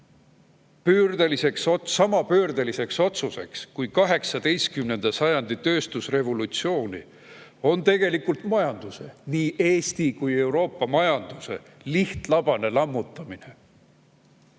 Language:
Estonian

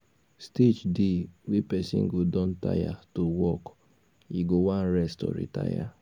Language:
Nigerian Pidgin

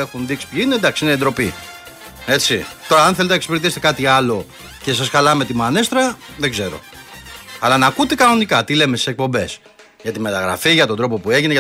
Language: Greek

